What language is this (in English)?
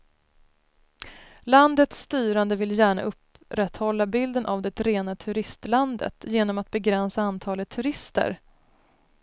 Swedish